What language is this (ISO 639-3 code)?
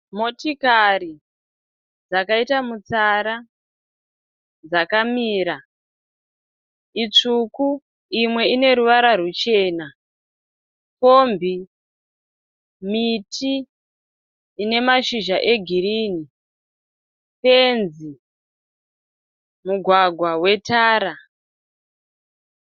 sna